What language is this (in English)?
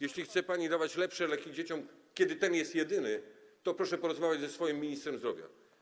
Polish